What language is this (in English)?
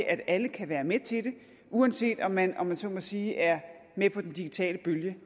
Danish